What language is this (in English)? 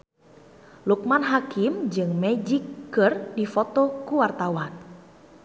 Sundanese